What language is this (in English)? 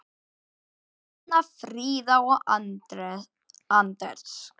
Icelandic